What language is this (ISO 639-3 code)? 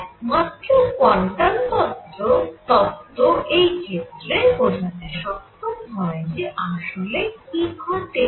ben